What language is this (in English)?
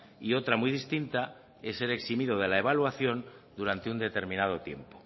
Spanish